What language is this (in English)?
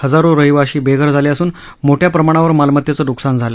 Marathi